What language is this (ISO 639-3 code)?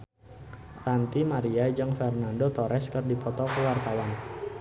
sun